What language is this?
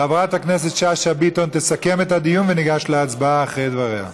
Hebrew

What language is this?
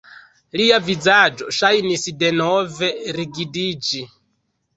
Esperanto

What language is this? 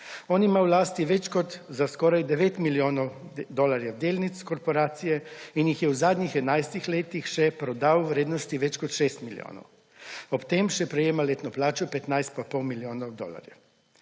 Slovenian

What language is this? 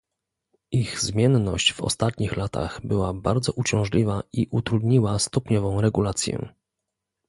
Polish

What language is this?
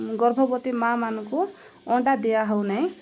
Odia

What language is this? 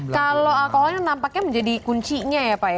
Indonesian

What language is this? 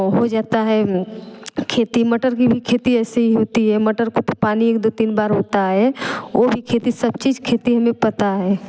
Hindi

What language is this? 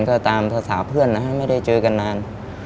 Thai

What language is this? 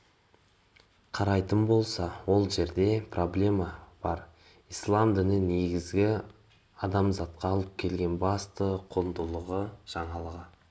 Kazakh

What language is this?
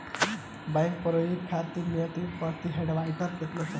Bhojpuri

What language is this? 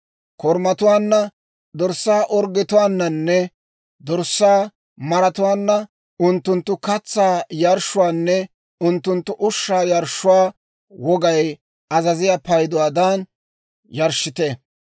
Dawro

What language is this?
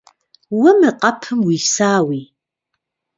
Kabardian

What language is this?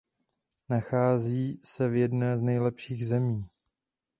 Czech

